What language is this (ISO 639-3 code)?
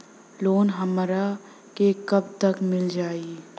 bho